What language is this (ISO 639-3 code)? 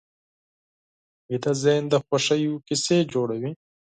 pus